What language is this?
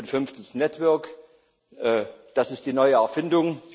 German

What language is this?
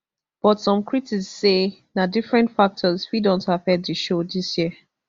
Nigerian Pidgin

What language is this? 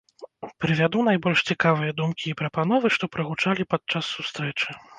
Belarusian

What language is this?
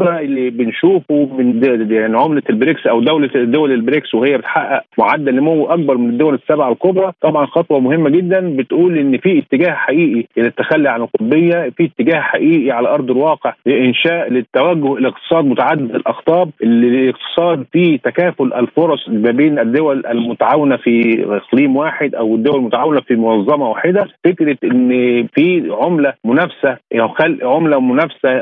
Arabic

